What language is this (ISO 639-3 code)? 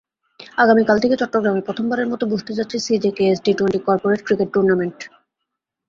ben